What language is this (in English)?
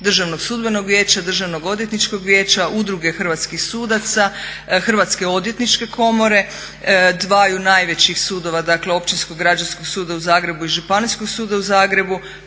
Croatian